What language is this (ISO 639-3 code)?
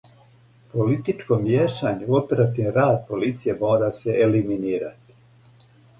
srp